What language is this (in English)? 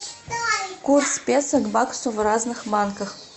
Russian